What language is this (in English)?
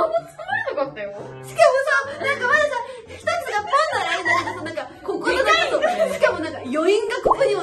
Japanese